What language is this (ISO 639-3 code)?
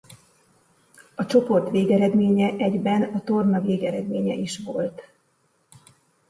hun